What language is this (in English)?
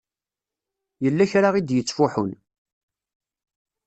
Kabyle